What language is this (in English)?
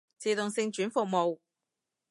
Cantonese